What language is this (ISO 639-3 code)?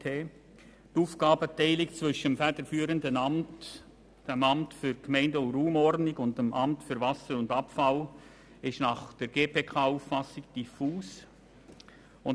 gsw